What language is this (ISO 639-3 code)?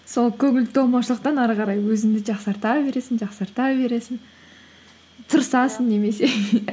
kaz